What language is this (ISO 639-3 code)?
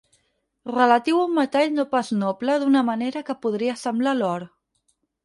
cat